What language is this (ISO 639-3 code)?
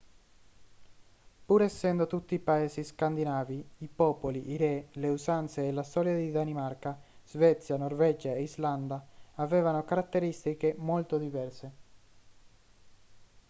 ita